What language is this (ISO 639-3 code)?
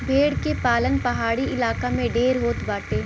bho